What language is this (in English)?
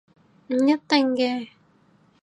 Cantonese